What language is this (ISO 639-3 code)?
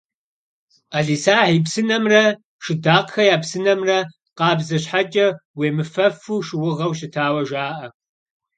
kbd